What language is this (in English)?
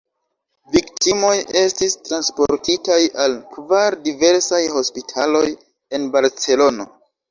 Esperanto